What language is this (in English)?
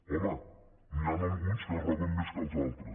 Catalan